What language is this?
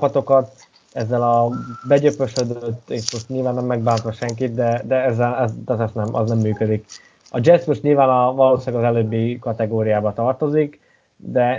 Hungarian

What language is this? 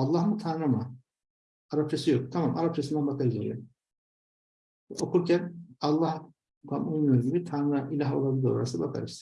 Turkish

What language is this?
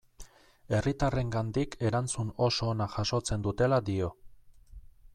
Basque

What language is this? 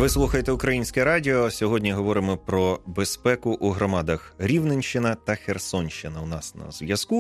Ukrainian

